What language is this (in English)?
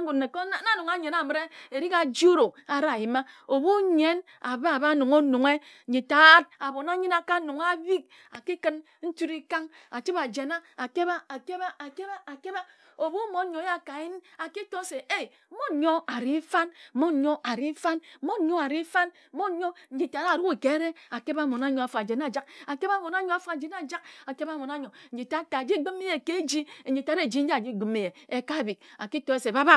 Ejagham